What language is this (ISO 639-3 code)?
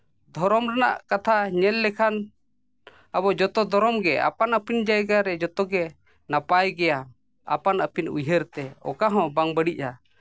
sat